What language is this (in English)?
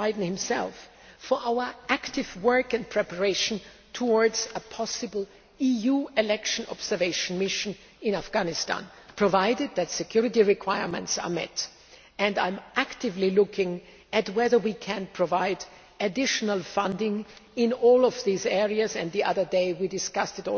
English